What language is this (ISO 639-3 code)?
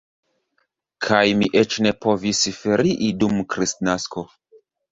epo